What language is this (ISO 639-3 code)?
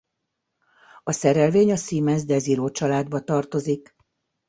hun